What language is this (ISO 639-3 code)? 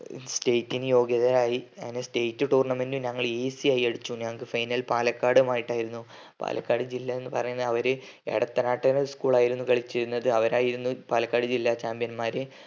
mal